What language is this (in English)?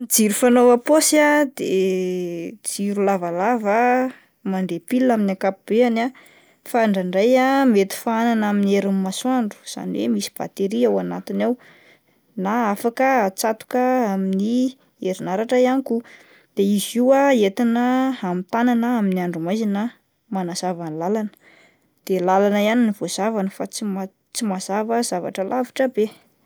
Malagasy